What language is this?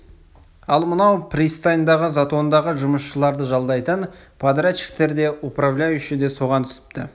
Kazakh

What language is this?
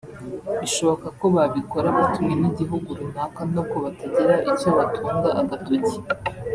Kinyarwanda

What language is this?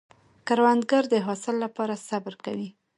Pashto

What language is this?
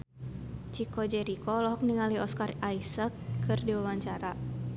Sundanese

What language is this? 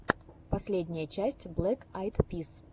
Russian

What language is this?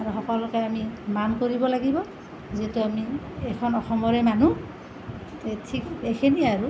Assamese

